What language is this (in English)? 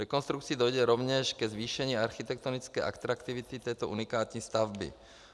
Czech